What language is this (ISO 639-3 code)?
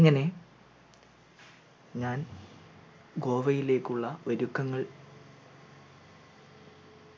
mal